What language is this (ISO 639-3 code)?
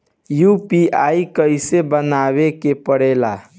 bho